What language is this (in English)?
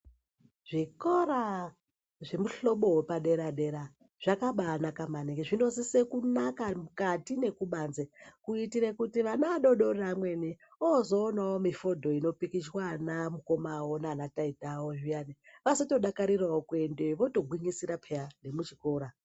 Ndau